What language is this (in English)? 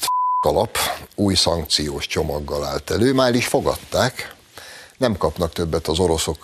Hungarian